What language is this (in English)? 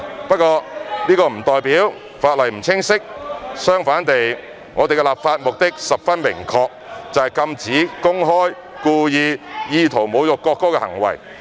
Cantonese